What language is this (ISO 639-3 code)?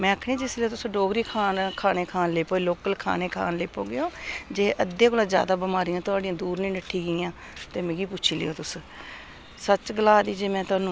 doi